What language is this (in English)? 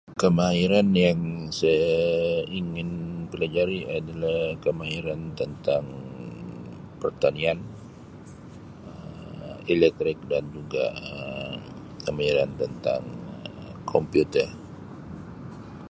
Sabah Malay